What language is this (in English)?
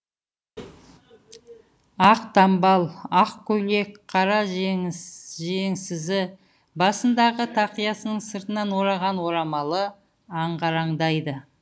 Kazakh